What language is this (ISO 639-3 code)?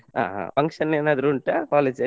kan